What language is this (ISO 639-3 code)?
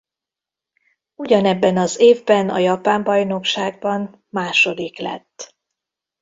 hun